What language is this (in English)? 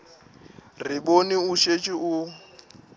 Northern Sotho